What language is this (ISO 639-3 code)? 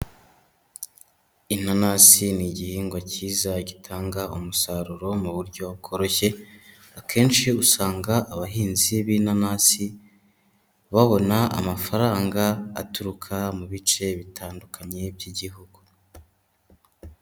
kin